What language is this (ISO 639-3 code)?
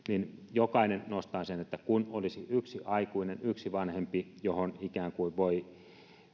fin